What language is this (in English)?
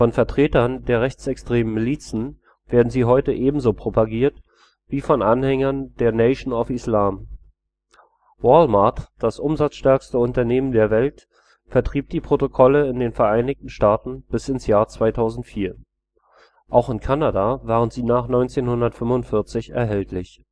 German